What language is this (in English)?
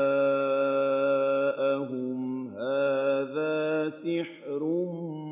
Arabic